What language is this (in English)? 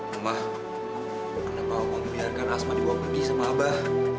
Indonesian